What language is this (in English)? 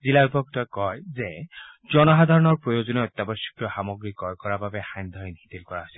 Assamese